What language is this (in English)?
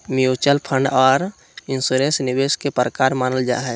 Magahi